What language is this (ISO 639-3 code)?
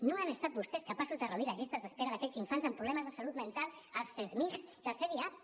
cat